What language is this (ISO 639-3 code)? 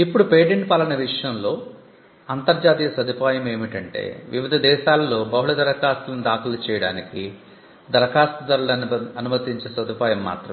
tel